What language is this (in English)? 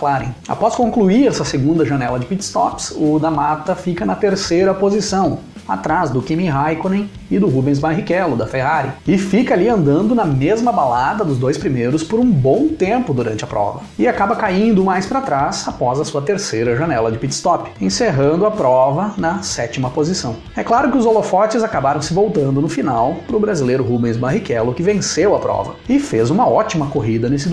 Portuguese